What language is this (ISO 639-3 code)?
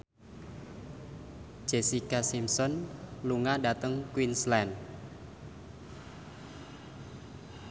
jav